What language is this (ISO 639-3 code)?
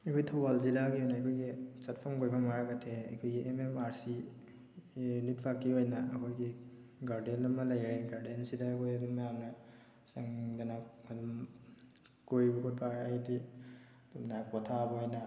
mni